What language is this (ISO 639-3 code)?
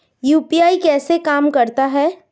hin